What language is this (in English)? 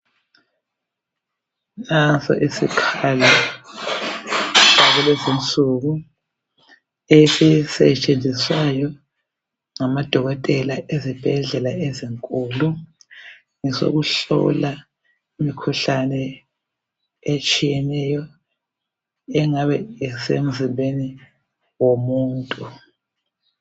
North Ndebele